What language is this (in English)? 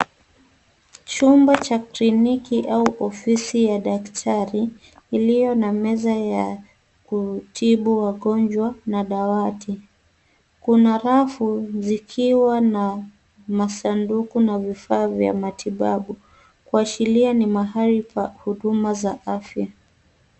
Swahili